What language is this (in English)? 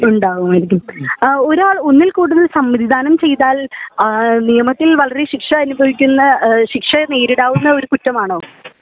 Malayalam